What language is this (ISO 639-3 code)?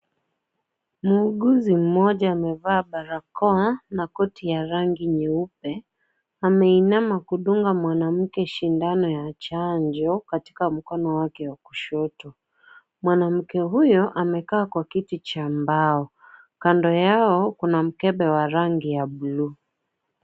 swa